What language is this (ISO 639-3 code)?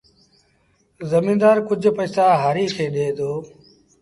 sbn